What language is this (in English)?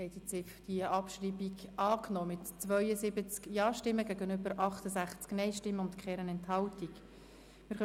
Swiss German